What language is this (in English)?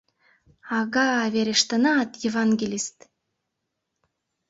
Mari